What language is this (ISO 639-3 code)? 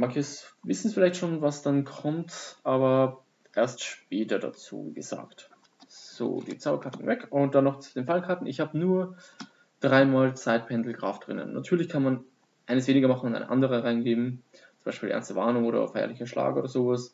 deu